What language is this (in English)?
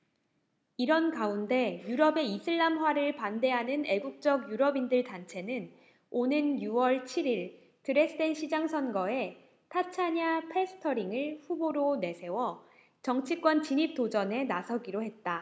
Korean